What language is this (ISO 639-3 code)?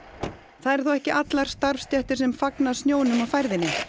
isl